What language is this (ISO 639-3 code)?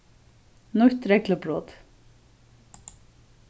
fao